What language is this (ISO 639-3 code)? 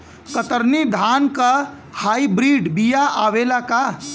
bho